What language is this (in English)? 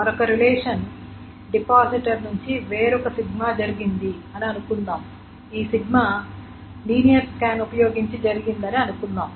Telugu